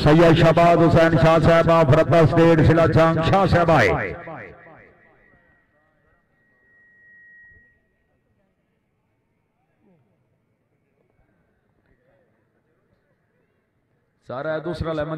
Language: Arabic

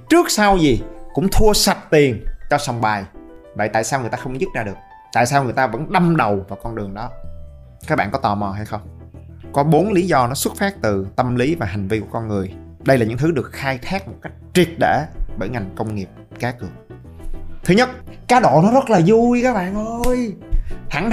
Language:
Vietnamese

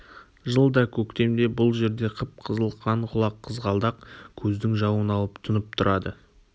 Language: Kazakh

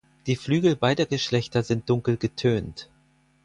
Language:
German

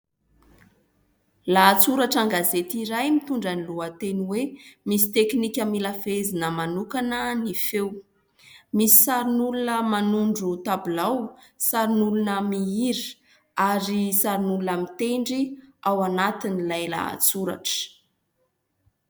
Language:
Malagasy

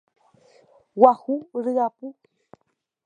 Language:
Guarani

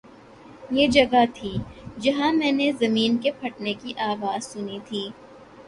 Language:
Urdu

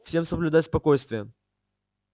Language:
Russian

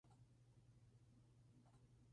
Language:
Spanish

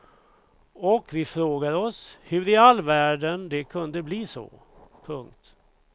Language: Swedish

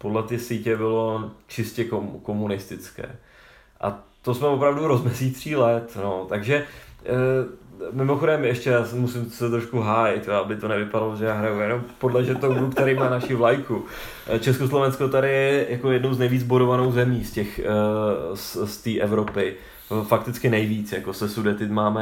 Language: Czech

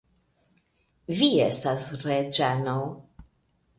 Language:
Esperanto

